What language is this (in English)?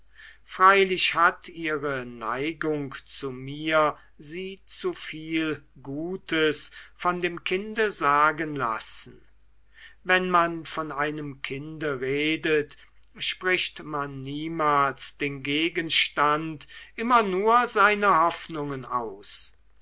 German